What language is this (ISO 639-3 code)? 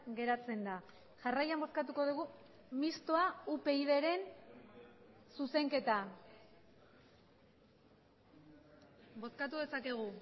eus